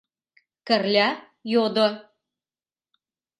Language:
Mari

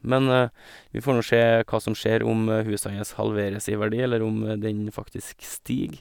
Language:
Norwegian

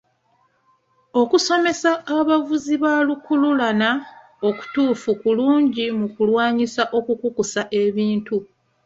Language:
Ganda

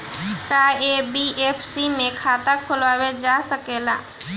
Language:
Bhojpuri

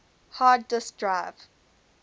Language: English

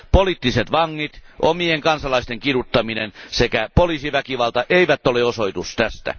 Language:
Finnish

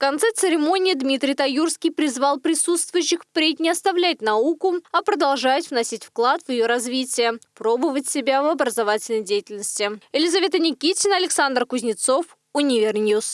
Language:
Russian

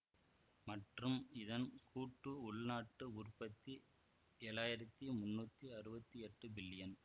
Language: Tamil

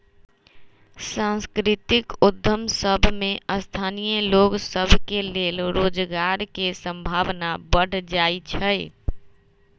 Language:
Magahi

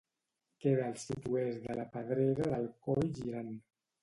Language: Catalan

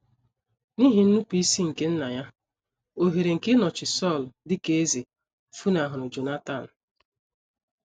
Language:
Igbo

